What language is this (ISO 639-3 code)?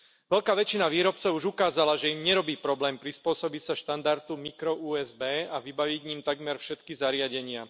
slk